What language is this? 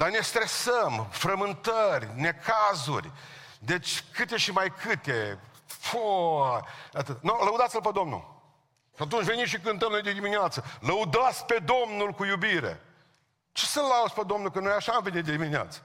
Romanian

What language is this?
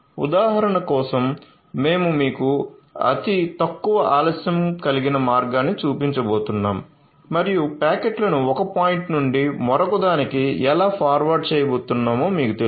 Telugu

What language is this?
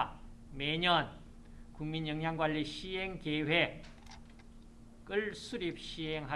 Korean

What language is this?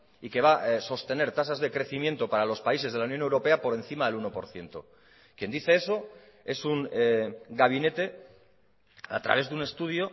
Spanish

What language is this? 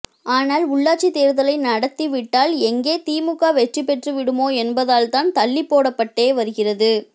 Tamil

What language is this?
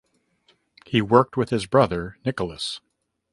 English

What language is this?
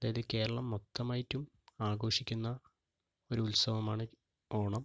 Malayalam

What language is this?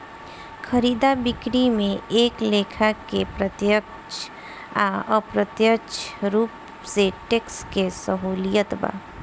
Bhojpuri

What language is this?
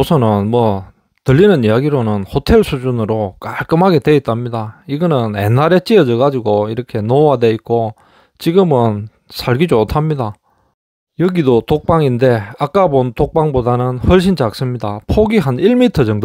Korean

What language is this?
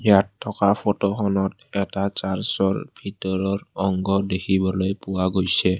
Assamese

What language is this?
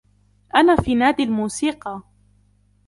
Arabic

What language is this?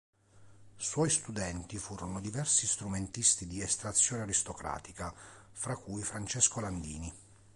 Italian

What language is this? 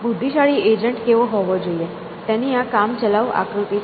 Gujarati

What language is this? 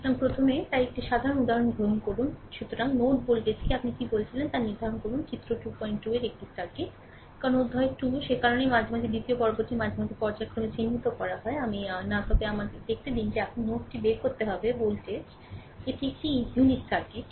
Bangla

